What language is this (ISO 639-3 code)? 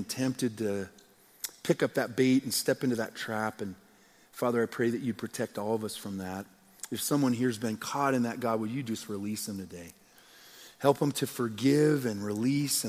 eng